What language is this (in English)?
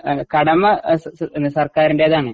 Malayalam